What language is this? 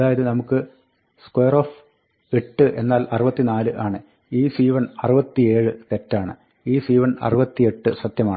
Malayalam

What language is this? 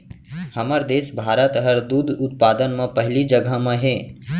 Chhattisgarhi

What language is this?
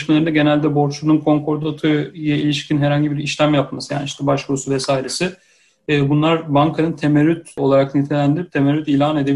Turkish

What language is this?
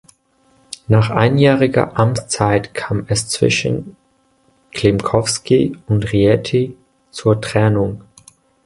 German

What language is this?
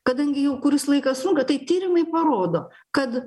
Lithuanian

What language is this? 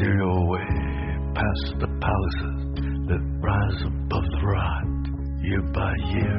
Chinese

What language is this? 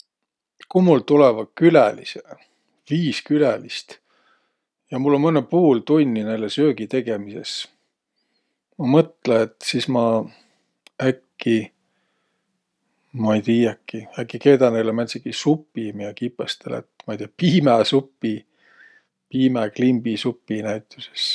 Võro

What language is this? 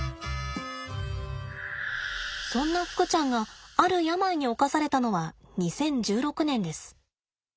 Japanese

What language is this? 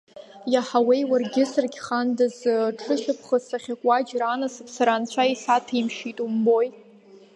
Abkhazian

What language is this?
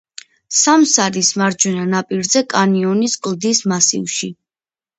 Georgian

